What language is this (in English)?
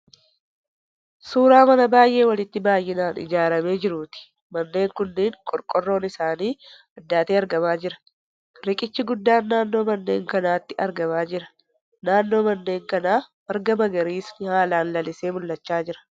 Oromo